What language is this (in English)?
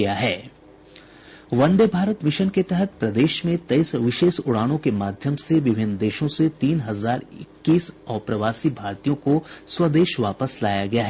Hindi